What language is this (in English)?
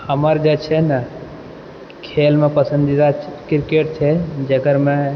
Maithili